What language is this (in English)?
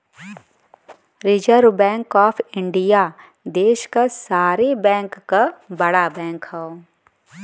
Bhojpuri